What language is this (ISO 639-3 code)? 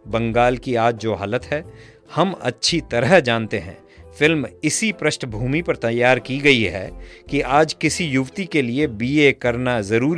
hin